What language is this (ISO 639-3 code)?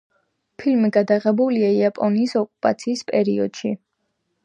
kat